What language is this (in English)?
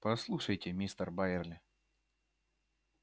Russian